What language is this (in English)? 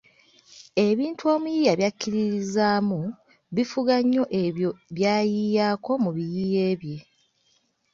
Ganda